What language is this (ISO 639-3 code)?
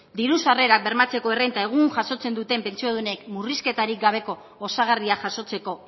eus